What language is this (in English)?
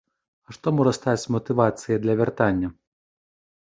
Belarusian